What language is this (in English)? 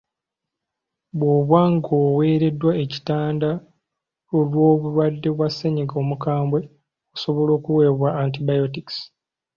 Ganda